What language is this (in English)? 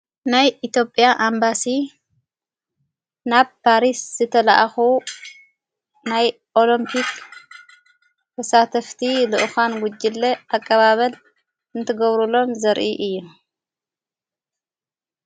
Tigrinya